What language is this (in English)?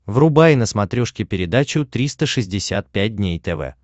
Russian